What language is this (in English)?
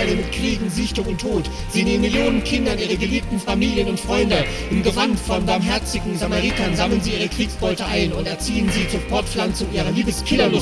German